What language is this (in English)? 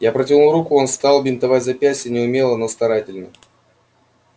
Russian